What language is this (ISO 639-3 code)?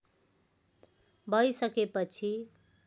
nep